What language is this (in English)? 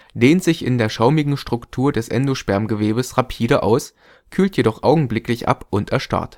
German